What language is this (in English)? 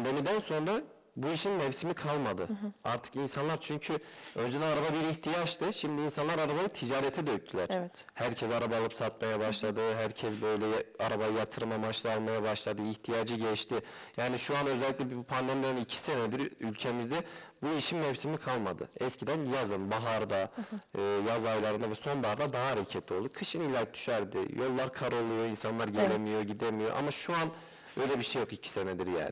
Turkish